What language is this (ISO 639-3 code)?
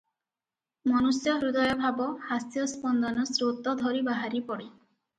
ori